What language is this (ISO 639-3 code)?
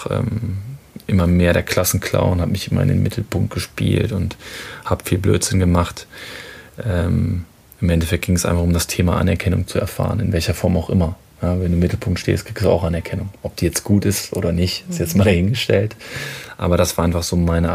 deu